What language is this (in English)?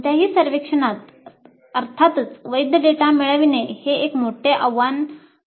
Marathi